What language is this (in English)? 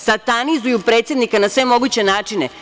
Serbian